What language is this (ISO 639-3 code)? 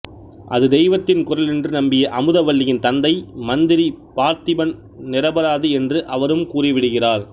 tam